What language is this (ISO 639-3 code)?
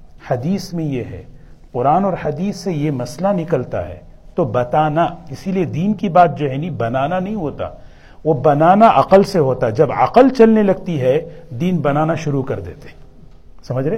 urd